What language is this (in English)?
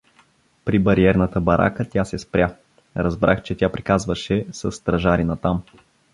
Bulgarian